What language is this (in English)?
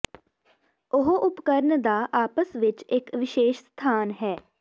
Punjabi